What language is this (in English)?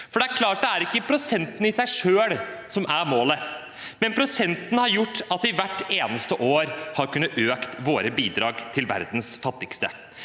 Norwegian